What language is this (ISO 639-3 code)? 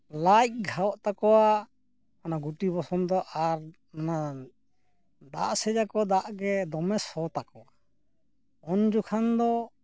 sat